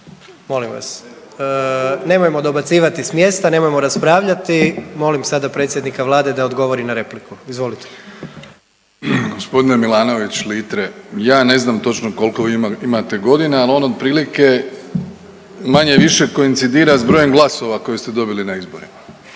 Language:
Croatian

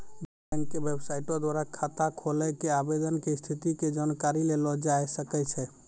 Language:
Maithili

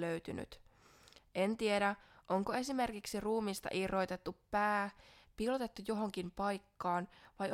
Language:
Finnish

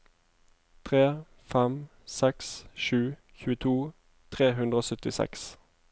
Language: Norwegian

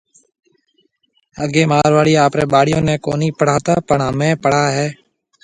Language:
Marwari (Pakistan)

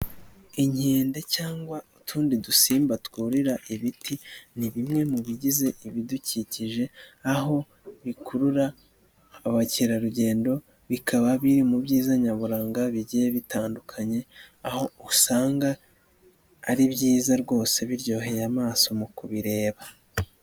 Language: Kinyarwanda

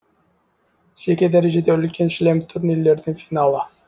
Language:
Kazakh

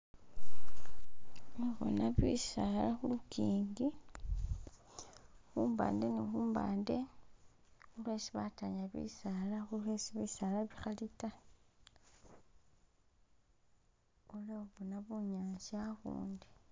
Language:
Masaaba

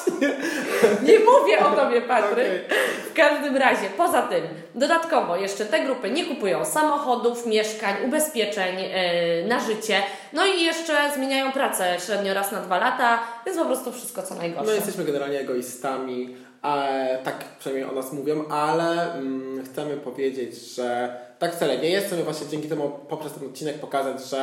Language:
Polish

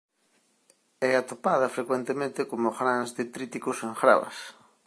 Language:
Galician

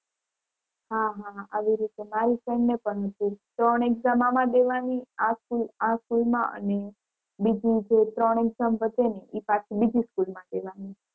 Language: Gujarati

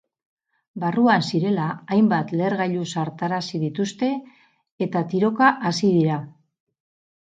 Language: Basque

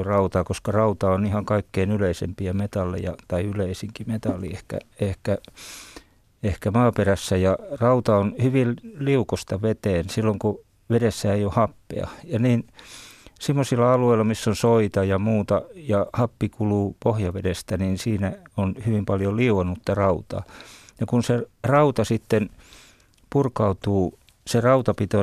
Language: Finnish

